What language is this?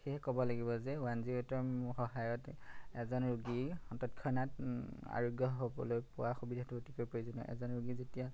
Assamese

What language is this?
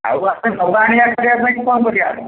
Odia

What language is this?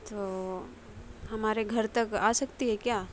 Urdu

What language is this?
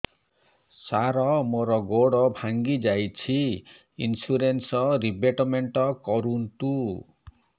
Odia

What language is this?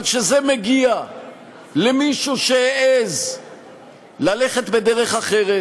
Hebrew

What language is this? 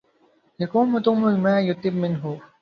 Arabic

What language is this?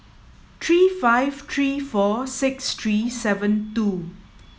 English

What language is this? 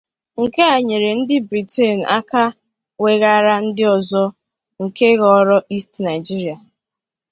Igbo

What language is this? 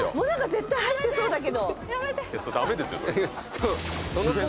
Japanese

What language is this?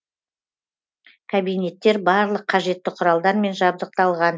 Kazakh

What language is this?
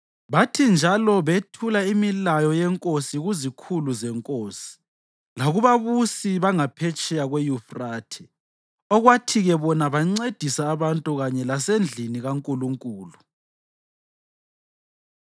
North Ndebele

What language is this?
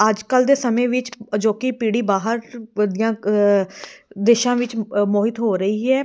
Punjabi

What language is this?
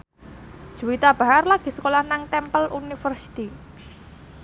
Javanese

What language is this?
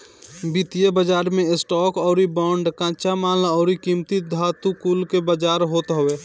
Bhojpuri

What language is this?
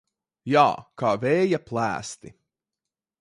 Latvian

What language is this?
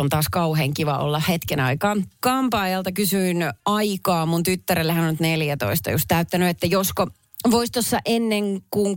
Finnish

